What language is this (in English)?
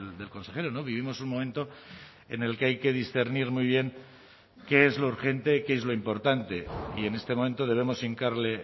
Spanish